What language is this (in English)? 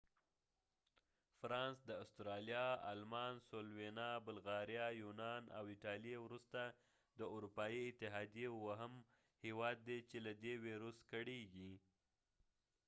Pashto